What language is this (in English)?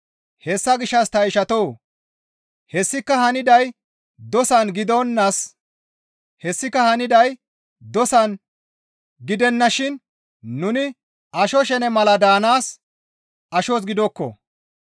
Gamo